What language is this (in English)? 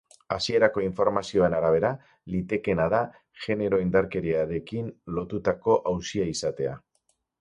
Basque